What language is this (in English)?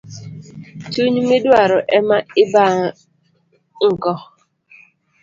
Luo (Kenya and Tanzania)